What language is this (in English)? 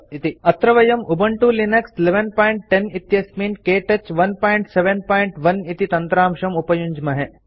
Sanskrit